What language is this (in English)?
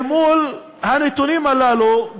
Hebrew